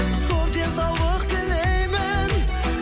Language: Kazakh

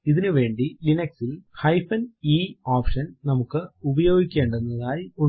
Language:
Malayalam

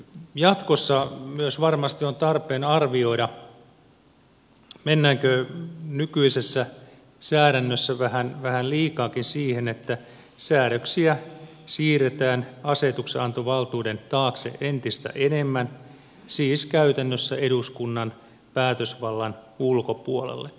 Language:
Finnish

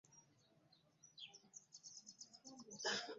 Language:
Ganda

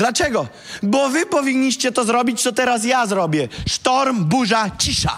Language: Polish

